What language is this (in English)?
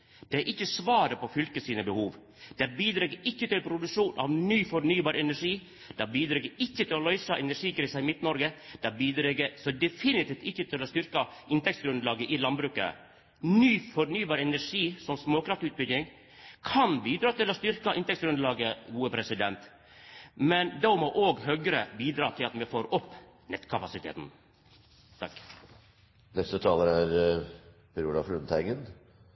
Norwegian